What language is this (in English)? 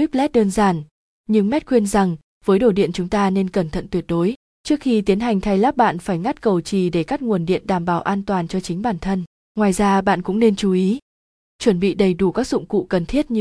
Vietnamese